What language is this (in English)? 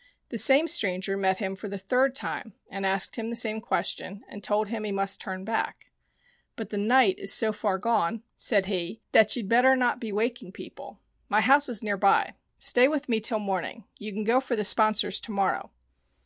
English